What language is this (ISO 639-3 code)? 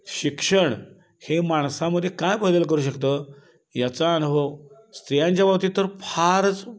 mar